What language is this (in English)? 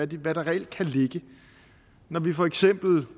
Danish